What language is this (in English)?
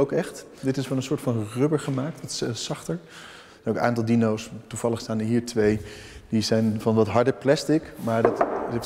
Dutch